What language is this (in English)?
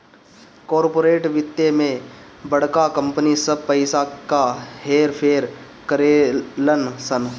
Bhojpuri